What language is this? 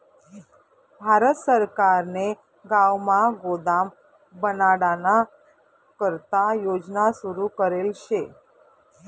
Marathi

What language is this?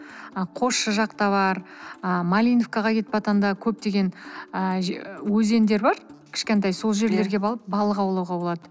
Kazakh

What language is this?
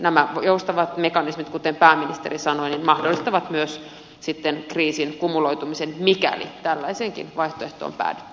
Finnish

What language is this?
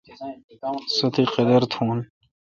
Kalkoti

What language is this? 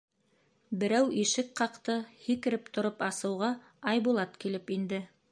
Bashkir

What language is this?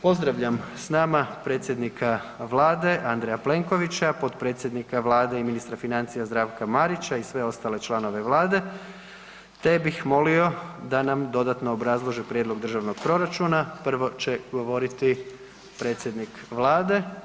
Croatian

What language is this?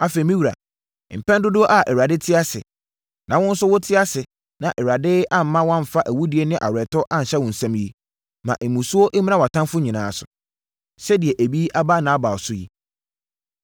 Akan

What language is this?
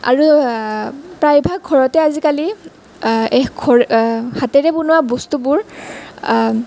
Assamese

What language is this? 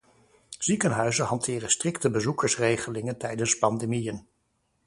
Dutch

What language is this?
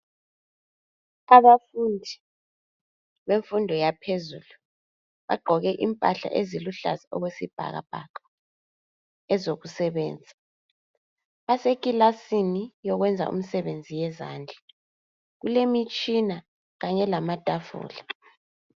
North Ndebele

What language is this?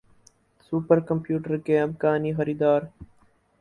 Urdu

